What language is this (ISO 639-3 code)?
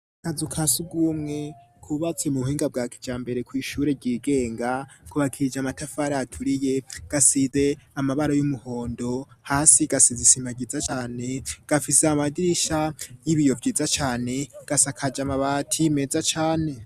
run